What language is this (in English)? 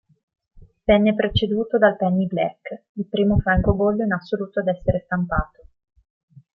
Italian